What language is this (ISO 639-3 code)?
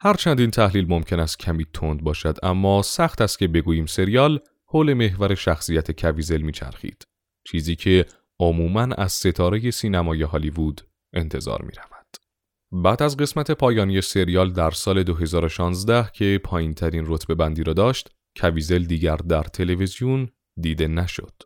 fas